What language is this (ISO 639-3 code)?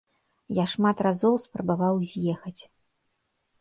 bel